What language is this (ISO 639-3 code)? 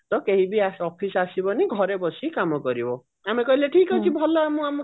ori